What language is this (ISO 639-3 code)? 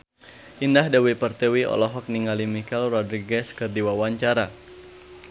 sun